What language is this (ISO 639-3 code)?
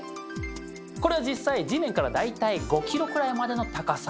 jpn